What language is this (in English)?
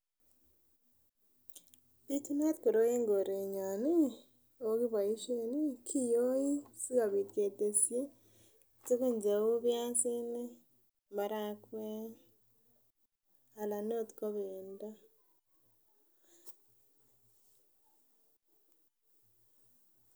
Kalenjin